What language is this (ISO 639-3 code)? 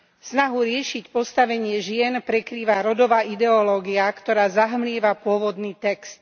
slk